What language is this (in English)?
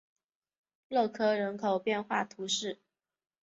Chinese